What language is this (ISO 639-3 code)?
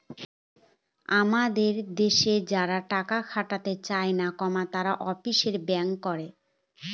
ben